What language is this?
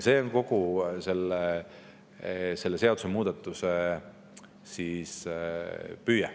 Estonian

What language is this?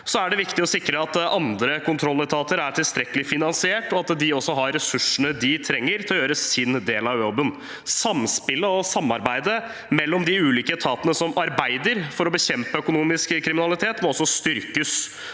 Norwegian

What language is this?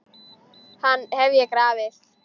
Icelandic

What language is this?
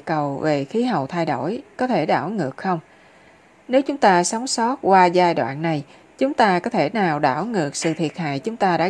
Vietnamese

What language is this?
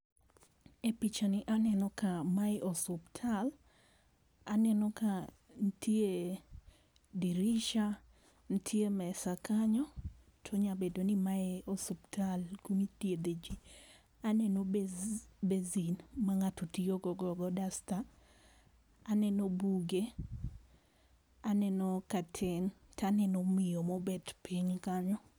Luo (Kenya and Tanzania)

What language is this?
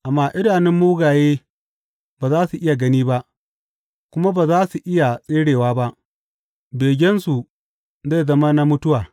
Hausa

